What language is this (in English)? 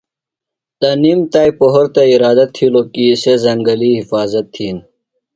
Phalura